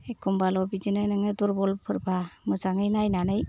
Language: Bodo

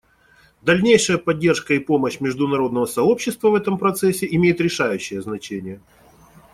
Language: Russian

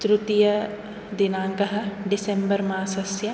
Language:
Sanskrit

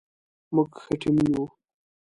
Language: Pashto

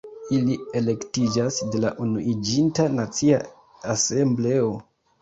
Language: Esperanto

